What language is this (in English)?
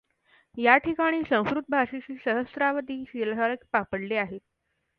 Marathi